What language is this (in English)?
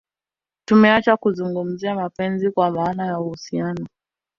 Swahili